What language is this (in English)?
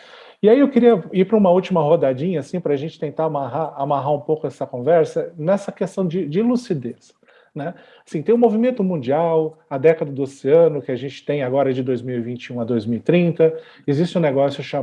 Portuguese